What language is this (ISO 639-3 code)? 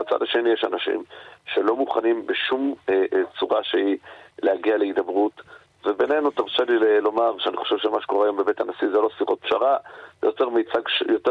heb